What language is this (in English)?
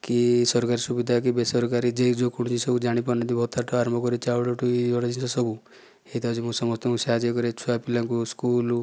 Odia